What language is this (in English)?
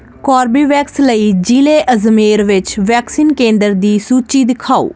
Punjabi